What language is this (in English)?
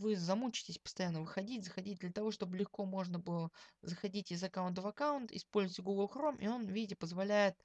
Russian